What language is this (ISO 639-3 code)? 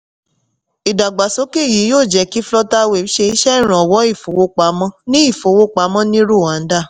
yor